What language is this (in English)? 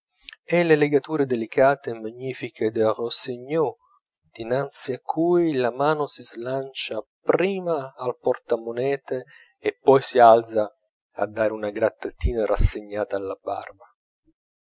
Italian